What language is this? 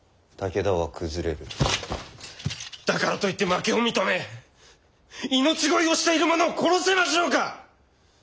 Japanese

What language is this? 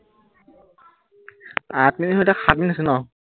Assamese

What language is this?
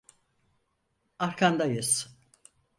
Turkish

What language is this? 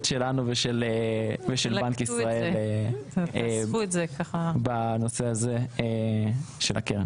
Hebrew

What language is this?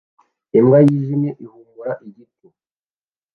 Kinyarwanda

